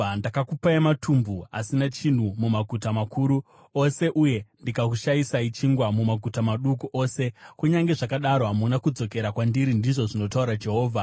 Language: Shona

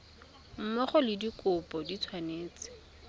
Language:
Tswana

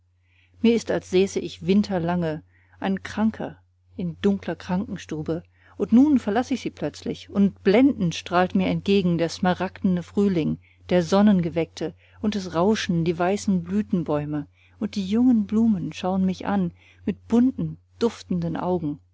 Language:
German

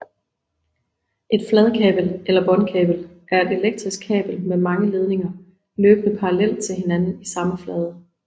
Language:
Danish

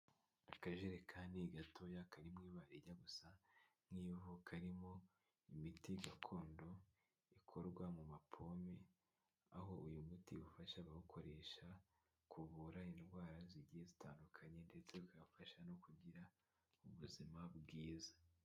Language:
Kinyarwanda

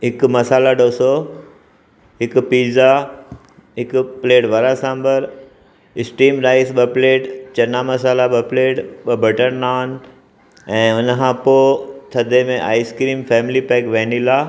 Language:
Sindhi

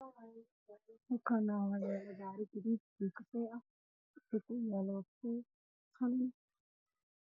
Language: Somali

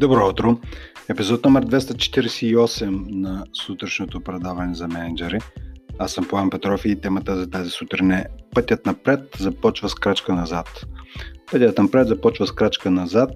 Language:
Bulgarian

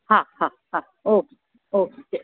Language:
Sindhi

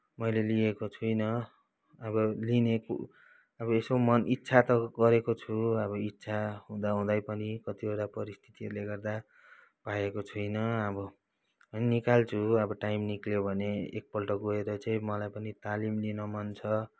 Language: Nepali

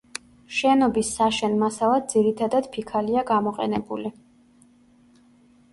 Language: Georgian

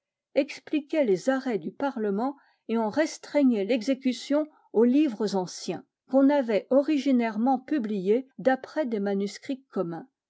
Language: French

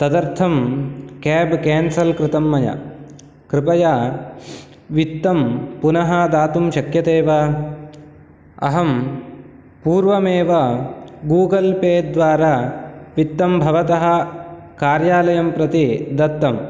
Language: Sanskrit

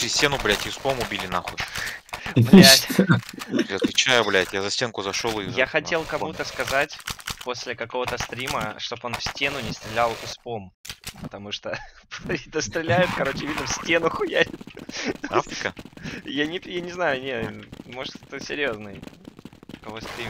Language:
Russian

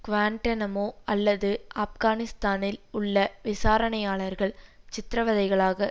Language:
Tamil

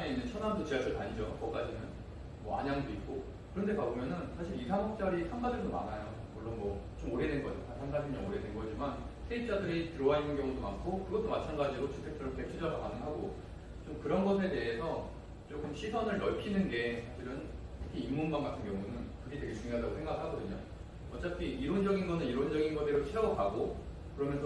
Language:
Korean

